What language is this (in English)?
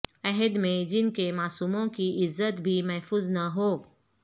Urdu